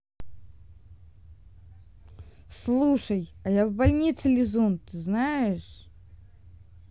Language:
Russian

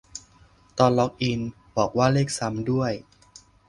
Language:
Thai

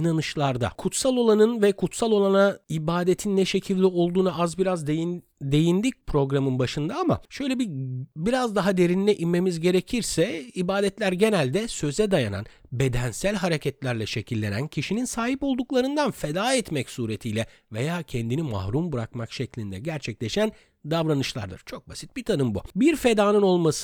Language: Turkish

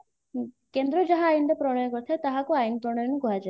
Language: Odia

